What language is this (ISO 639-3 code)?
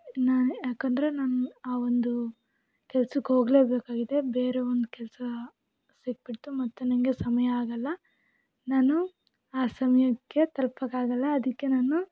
kan